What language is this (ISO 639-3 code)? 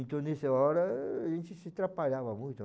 por